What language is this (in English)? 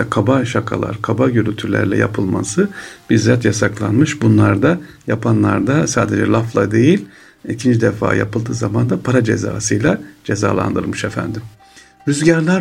Turkish